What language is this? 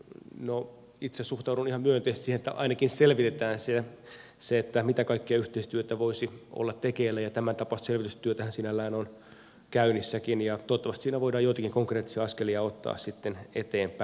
Finnish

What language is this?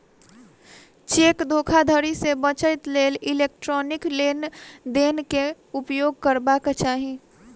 Maithili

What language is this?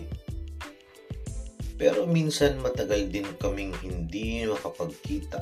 Filipino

